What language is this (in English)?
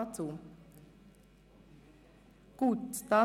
Swiss German